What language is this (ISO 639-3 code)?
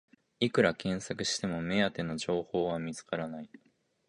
jpn